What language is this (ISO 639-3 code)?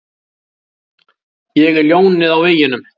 isl